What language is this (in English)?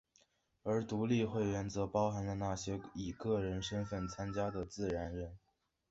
Chinese